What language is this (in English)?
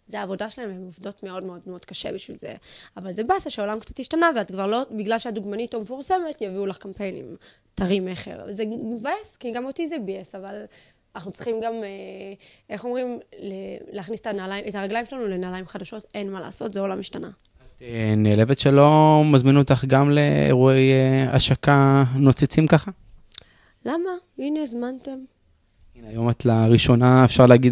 Hebrew